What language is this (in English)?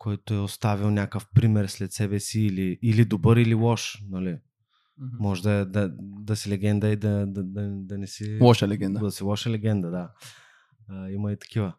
Bulgarian